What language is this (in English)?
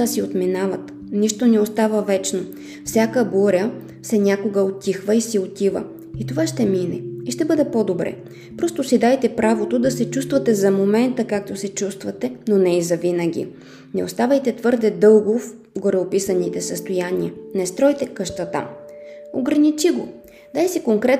Bulgarian